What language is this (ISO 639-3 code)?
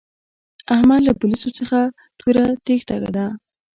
pus